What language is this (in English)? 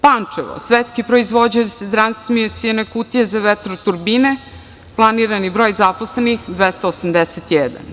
Serbian